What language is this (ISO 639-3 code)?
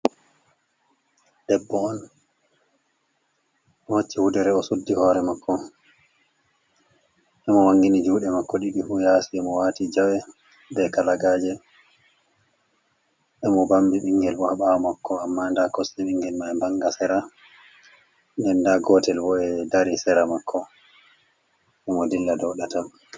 ful